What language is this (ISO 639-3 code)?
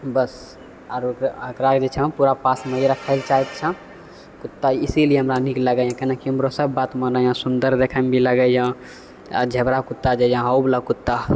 mai